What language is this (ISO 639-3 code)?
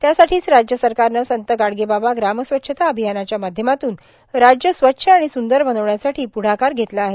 mar